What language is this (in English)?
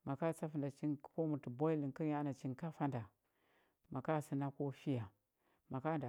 Huba